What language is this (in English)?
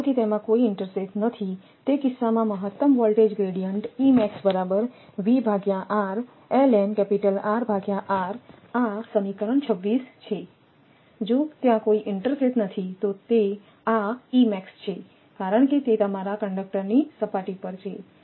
Gujarati